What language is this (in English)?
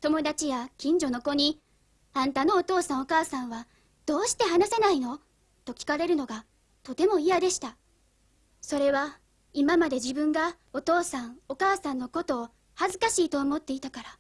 Japanese